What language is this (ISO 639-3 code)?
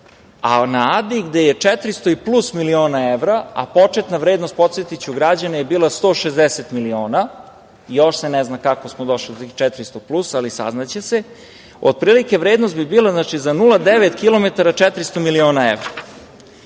srp